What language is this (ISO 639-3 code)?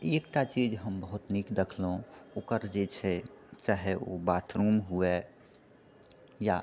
mai